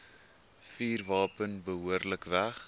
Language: Afrikaans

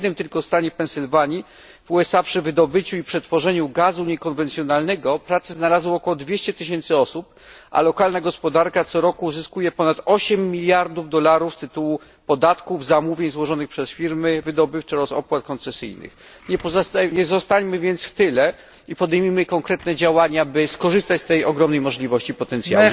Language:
Polish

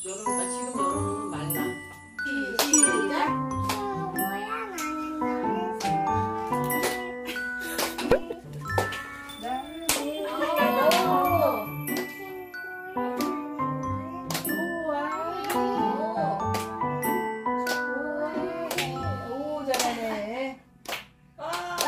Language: Korean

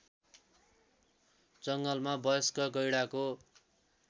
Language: Nepali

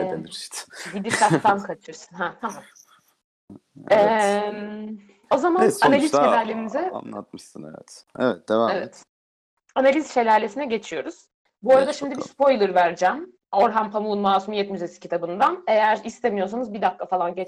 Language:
Turkish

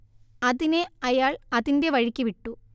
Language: Malayalam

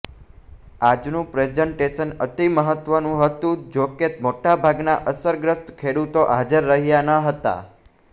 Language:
Gujarati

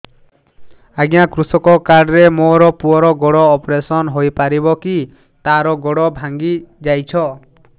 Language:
Odia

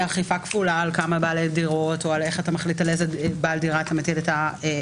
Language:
Hebrew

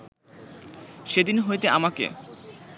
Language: Bangla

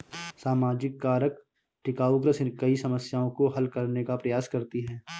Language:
Hindi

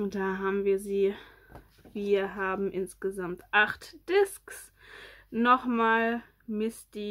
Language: German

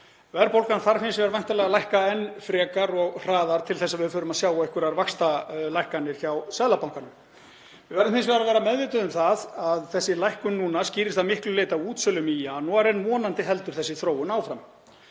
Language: Icelandic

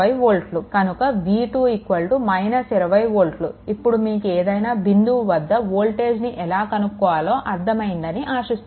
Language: Telugu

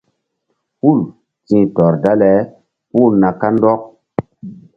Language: Mbum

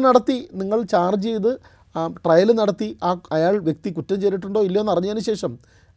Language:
Malayalam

